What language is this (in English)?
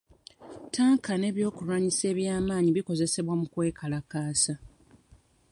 Ganda